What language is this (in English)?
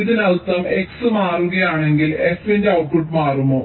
Malayalam